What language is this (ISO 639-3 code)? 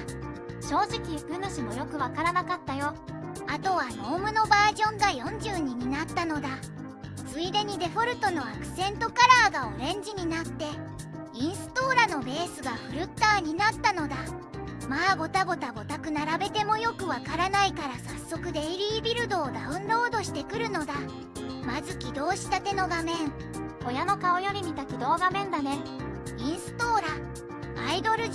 jpn